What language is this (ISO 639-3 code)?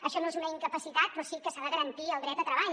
cat